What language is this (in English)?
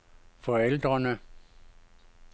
Danish